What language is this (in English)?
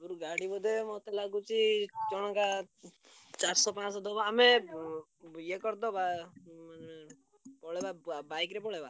Odia